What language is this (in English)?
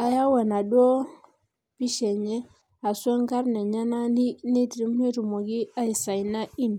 Masai